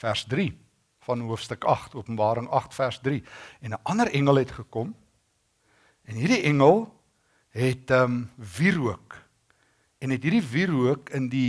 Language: Dutch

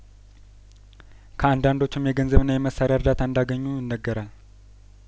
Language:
Amharic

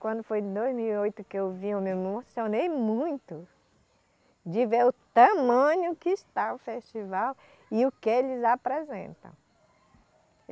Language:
Portuguese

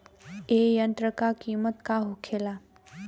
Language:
Bhojpuri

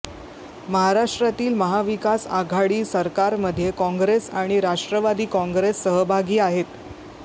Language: Marathi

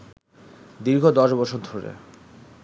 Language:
Bangla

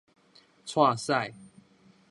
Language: Min Nan Chinese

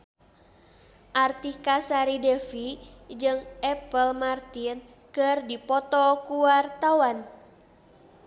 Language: Sundanese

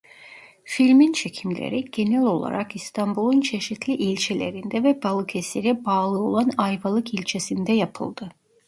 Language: Turkish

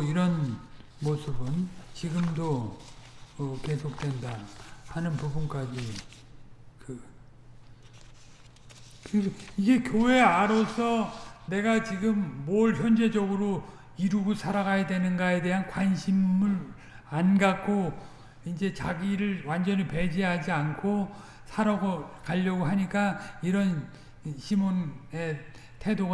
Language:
Korean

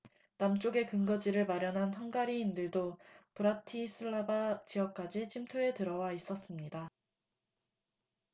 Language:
Korean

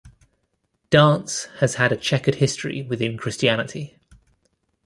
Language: English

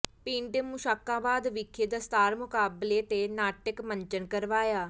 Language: Punjabi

